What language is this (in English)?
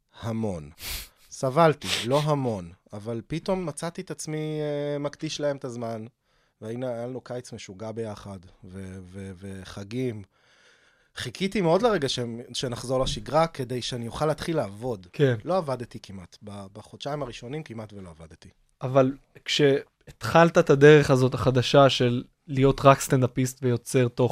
Hebrew